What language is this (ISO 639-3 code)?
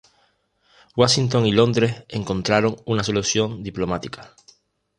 spa